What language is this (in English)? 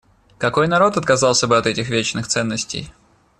Russian